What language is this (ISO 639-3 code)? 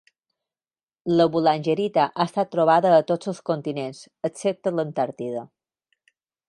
cat